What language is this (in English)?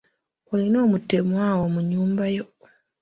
Ganda